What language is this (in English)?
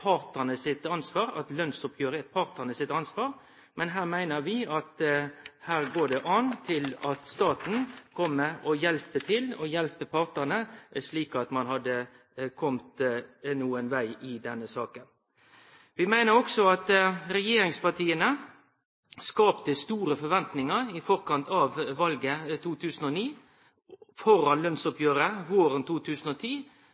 Norwegian Nynorsk